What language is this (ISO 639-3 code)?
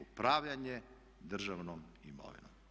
hrv